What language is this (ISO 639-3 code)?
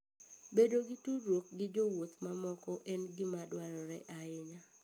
luo